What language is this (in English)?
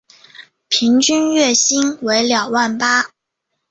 Chinese